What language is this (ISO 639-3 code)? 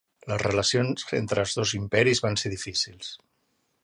cat